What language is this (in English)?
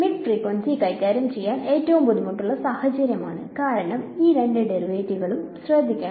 Malayalam